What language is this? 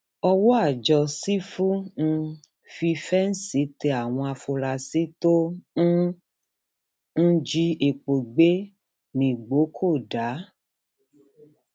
Yoruba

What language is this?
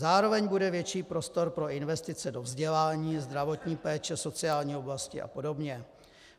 Czech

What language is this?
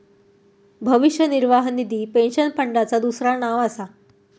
Marathi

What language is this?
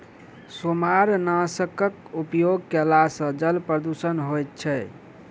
Maithili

